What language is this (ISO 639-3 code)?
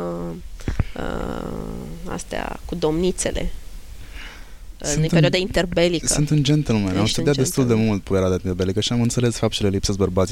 ron